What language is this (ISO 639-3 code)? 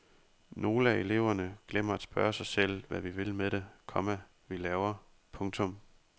dan